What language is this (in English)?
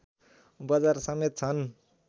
Nepali